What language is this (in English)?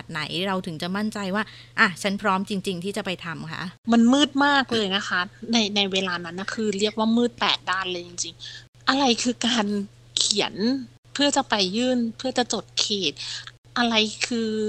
Thai